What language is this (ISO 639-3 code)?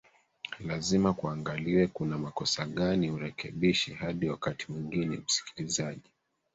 swa